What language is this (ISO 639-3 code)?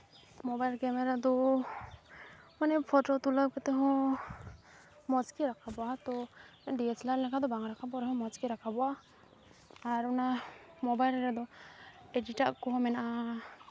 sat